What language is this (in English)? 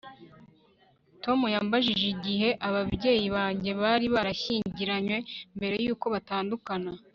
Kinyarwanda